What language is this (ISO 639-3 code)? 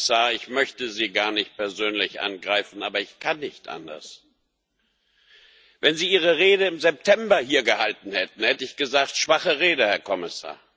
deu